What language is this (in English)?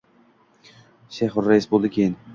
Uzbek